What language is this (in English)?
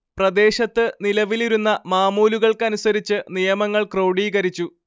Malayalam